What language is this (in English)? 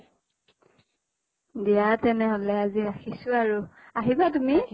Assamese